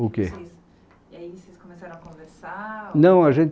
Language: Portuguese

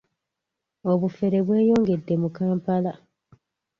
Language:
Ganda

